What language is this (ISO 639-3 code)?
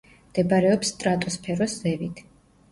kat